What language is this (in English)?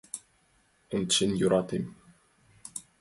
Mari